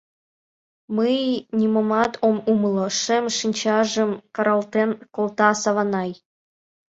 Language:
Mari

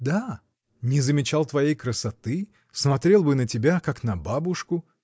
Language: Russian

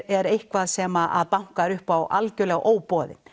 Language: Icelandic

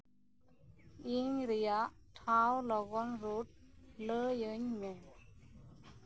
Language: Santali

